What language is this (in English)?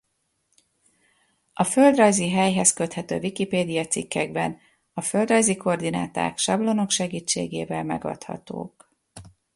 Hungarian